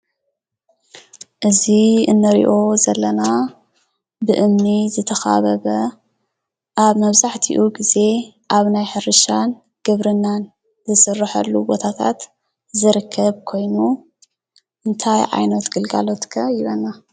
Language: Tigrinya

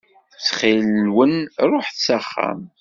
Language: Kabyle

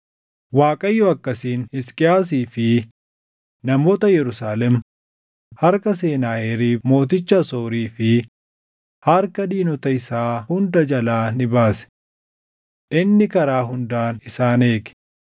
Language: Oromo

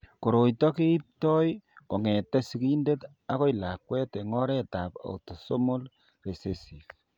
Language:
Kalenjin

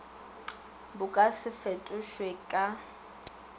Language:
Northern Sotho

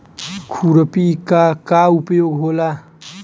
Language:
Bhojpuri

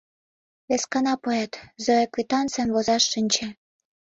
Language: Mari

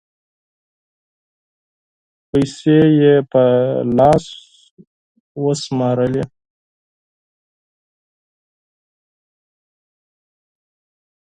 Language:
Pashto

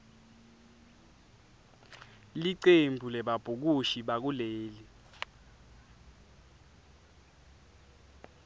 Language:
Swati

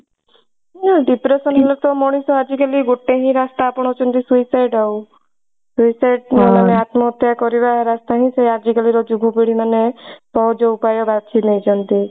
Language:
Odia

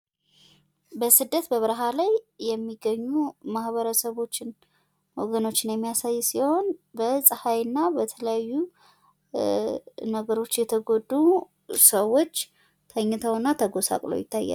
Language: Amharic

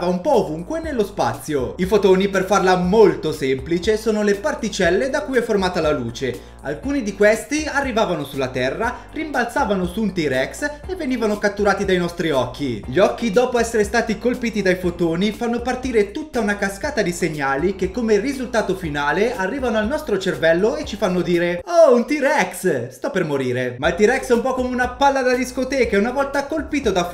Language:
Italian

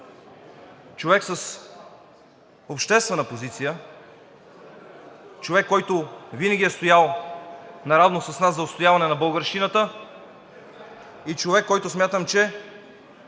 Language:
Bulgarian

